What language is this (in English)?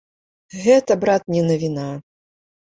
Belarusian